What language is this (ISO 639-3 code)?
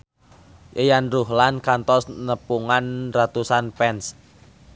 sun